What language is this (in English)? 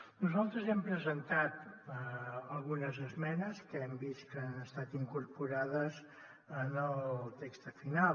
Catalan